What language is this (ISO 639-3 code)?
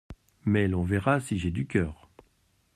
fra